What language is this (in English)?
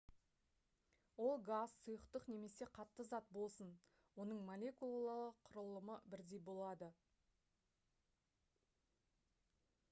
Kazakh